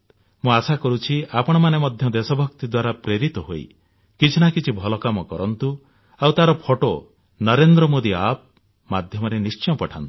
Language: Odia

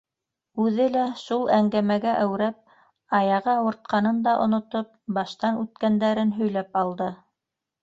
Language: Bashkir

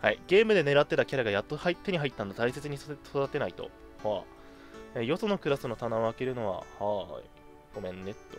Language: Japanese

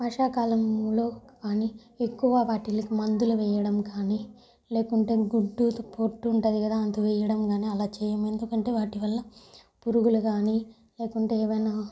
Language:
Telugu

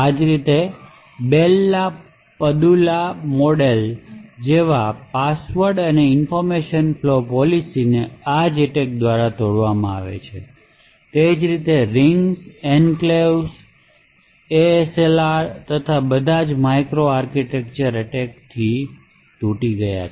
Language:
Gujarati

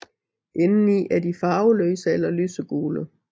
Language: Danish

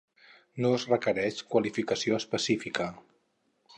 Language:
Catalan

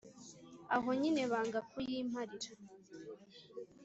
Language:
Kinyarwanda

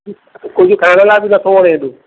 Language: Sindhi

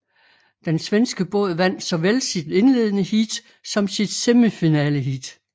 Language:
Danish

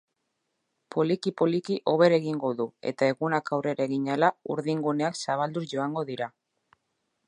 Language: Basque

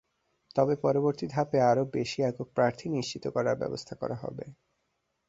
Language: Bangla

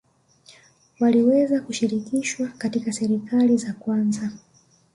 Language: Swahili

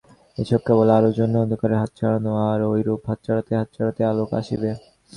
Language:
Bangla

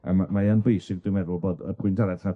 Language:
Welsh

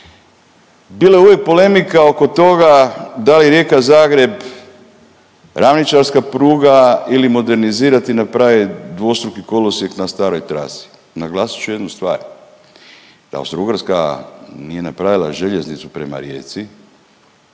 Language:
Croatian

